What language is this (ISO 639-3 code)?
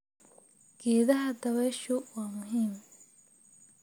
som